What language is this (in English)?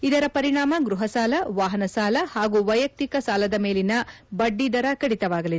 Kannada